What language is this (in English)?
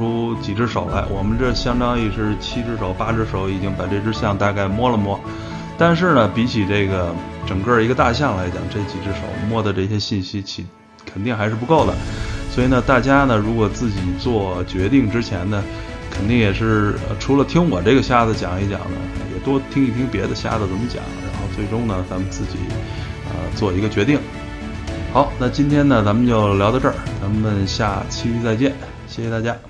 Chinese